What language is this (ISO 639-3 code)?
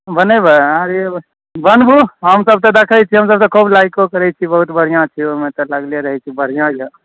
mai